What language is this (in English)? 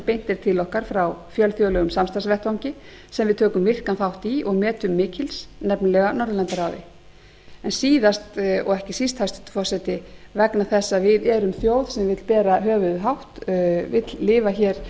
Icelandic